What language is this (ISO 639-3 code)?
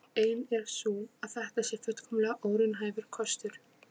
isl